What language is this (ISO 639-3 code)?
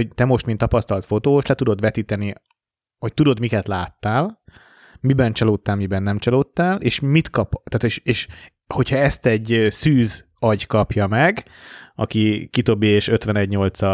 hun